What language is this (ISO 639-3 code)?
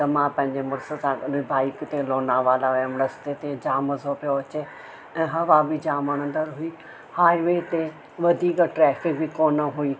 snd